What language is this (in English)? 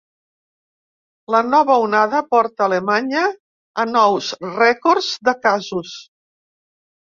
Catalan